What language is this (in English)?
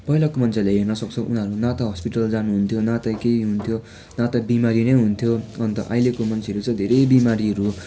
Nepali